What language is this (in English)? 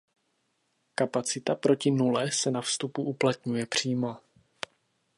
Czech